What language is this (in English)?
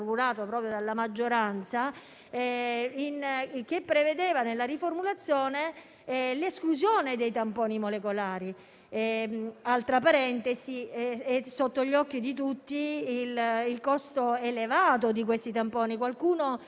Italian